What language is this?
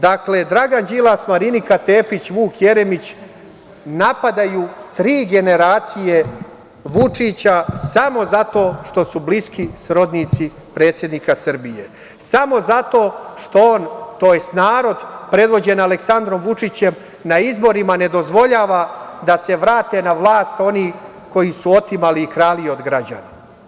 Serbian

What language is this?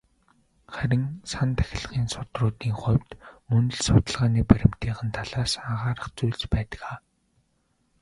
Mongolian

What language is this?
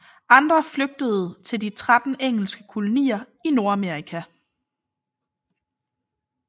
Danish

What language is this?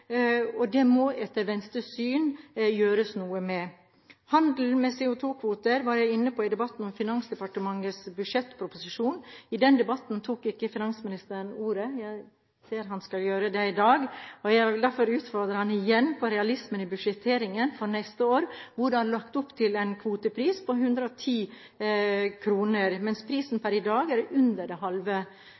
Norwegian Bokmål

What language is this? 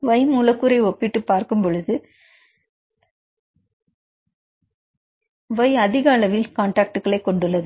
Tamil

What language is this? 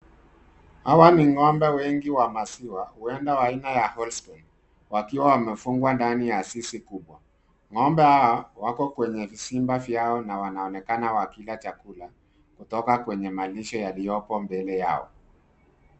Swahili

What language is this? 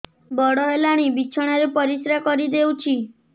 Odia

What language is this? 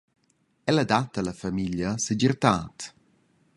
Romansh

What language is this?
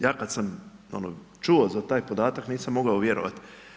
Croatian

